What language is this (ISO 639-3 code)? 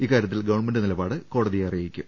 mal